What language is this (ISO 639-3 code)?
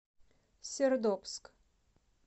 rus